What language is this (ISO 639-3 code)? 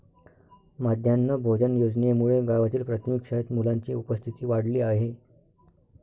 mar